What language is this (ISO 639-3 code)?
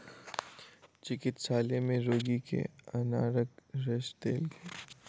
mai